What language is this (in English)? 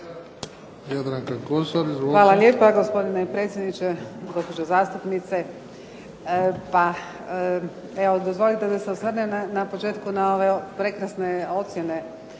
Croatian